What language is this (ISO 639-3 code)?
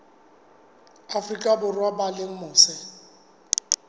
sot